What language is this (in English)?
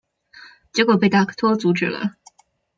Chinese